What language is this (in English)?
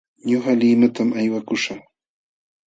Jauja Wanca Quechua